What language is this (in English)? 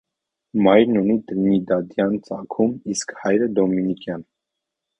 Armenian